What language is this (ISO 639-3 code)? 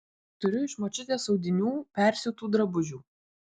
lit